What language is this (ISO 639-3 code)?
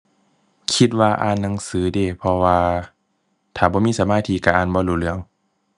tha